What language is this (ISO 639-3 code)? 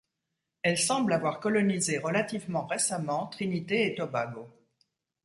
fra